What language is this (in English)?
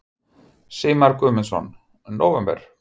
Icelandic